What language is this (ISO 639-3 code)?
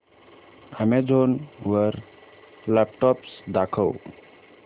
mar